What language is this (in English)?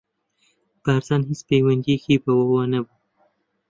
Central Kurdish